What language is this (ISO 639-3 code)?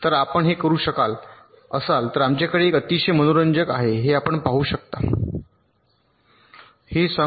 mar